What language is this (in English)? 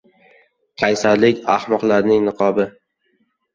Uzbek